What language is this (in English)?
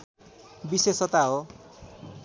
Nepali